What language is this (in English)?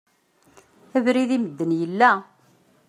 Kabyle